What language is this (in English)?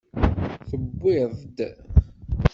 Kabyle